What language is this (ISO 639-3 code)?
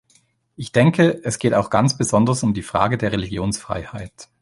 deu